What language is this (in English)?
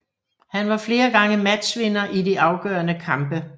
Danish